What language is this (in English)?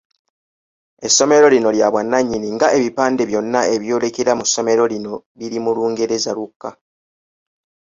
Ganda